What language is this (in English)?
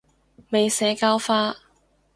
Cantonese